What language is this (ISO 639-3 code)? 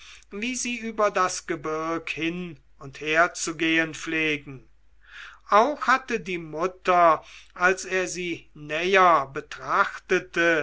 deu